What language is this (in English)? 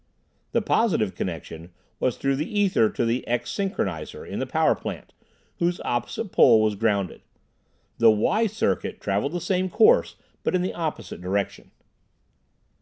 English